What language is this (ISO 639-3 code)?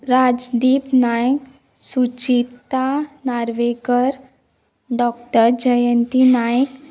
kok